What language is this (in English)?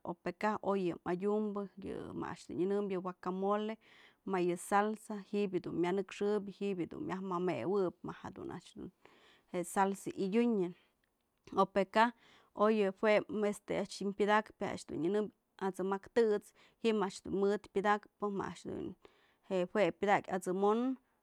Mazatlán Mixe